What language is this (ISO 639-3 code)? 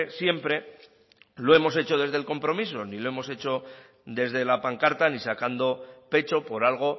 spa